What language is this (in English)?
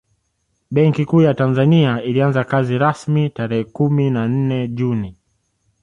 Swahili